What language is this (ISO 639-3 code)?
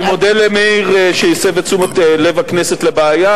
heb